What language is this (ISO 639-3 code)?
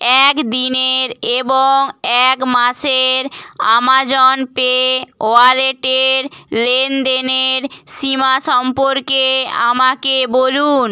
ben